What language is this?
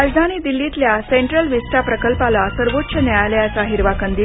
Marathi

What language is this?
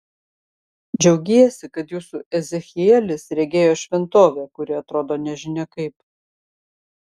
Lithuanian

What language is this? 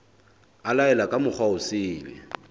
Southern Sotho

